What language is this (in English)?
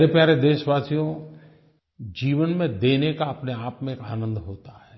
Hindi